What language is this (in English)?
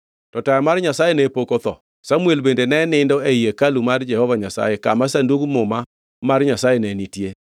Luo (Kenya and Tanzania)